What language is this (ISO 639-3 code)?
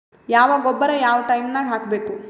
kan